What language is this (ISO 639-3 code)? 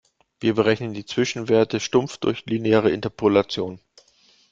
deu